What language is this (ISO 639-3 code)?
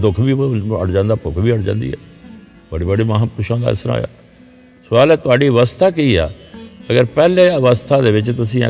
pan